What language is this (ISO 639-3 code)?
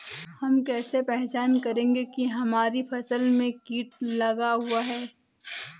hin